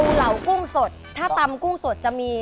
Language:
Thai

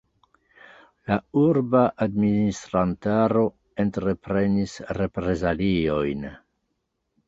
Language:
Esperanto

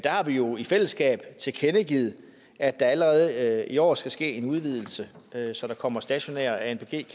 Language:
Danish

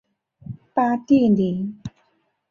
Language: Chinese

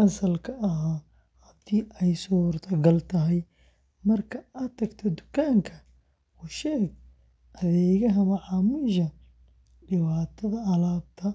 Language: Somali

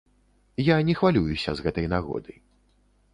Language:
Belarusian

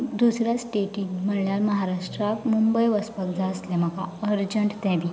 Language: Konkani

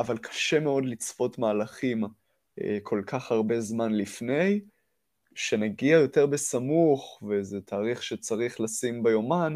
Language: Hebrew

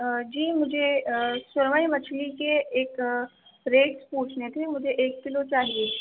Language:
Urdu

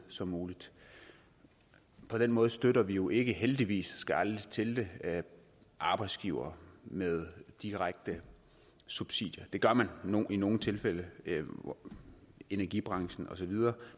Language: Danish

